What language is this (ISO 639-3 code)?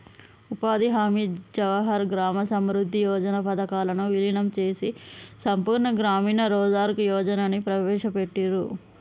tel